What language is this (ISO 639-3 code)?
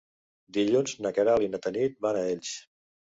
cat